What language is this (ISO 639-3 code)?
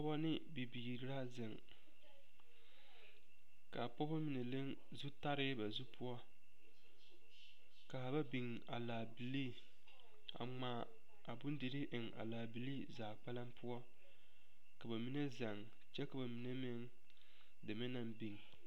dga